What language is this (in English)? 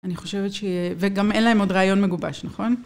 Hebrew